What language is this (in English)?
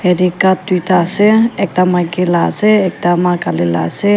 Naga Pidgin